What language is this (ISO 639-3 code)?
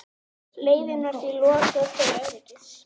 isl